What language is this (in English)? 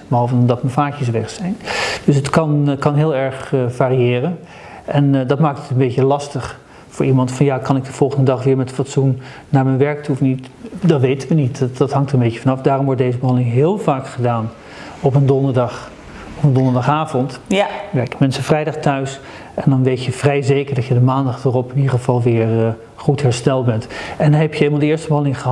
Dutch